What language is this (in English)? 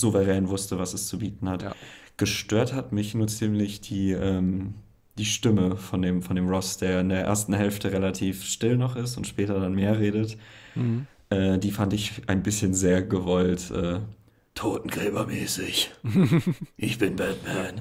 German